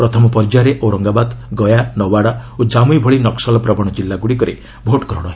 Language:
Odia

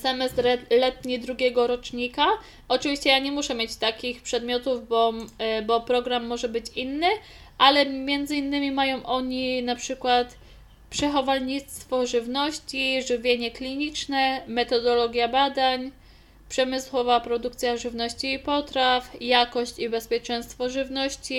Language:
Polish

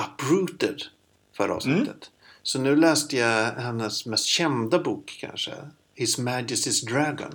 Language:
Swedish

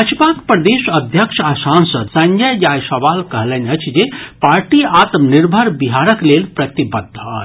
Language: Maithili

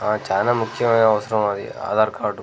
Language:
Telugu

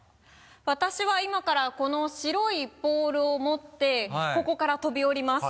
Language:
Japanese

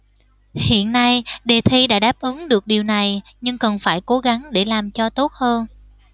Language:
Vietnamese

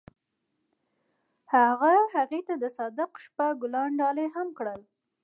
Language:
Pashto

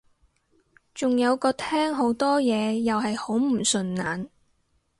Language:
Cantonese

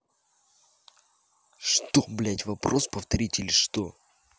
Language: Russian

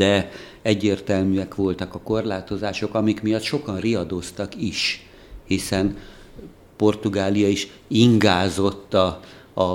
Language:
Hungarian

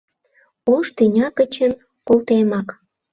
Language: Mari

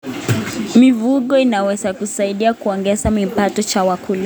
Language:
Kalenjin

